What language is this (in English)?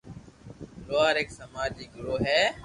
Loarki